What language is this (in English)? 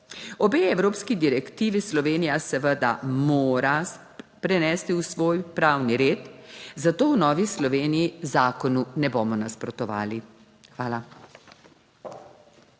Slovenian